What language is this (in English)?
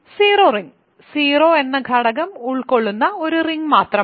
Malayalam